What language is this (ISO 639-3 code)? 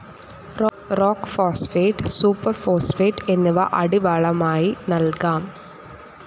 mal